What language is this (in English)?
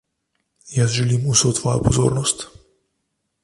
Slovenian